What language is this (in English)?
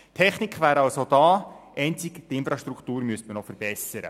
Swiss German